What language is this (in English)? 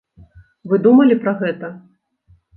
Belarusian